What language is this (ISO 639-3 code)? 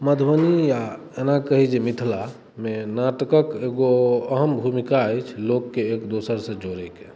mai